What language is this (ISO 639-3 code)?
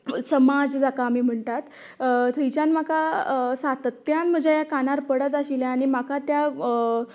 kok